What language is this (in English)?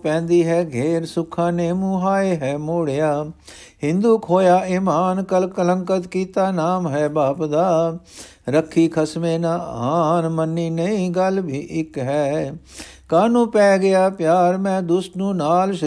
Punjabi